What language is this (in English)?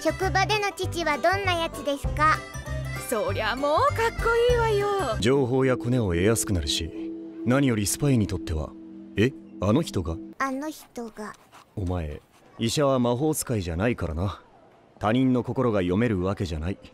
Japanese